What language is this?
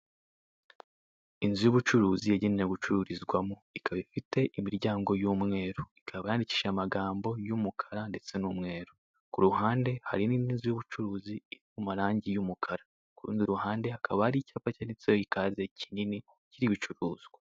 Kinyarwanda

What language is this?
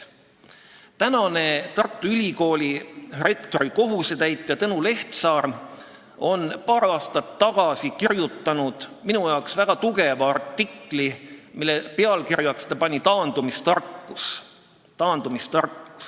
Estonian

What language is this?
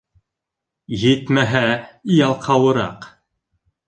Bashkir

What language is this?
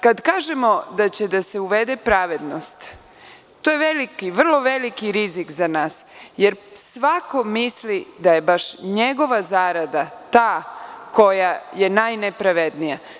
Serbian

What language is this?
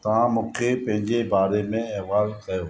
Sindhi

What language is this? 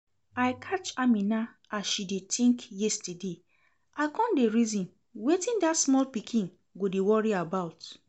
Nigerian Pidgin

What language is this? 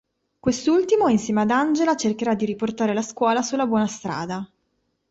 Italian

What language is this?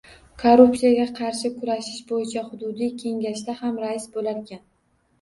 Uzbek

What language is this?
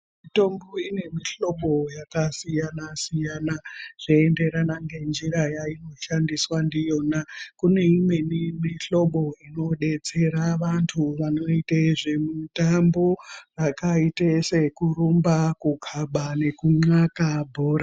Ndau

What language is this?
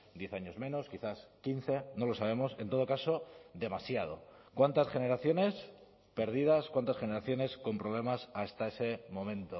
Spanish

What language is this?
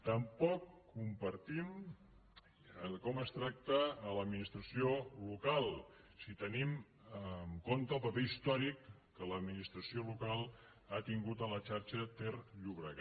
Catalan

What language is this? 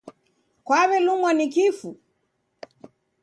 Taita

